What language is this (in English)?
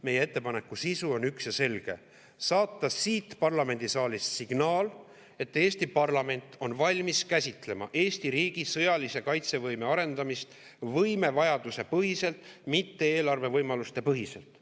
Estonian